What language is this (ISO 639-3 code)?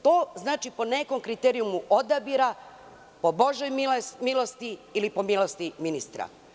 srp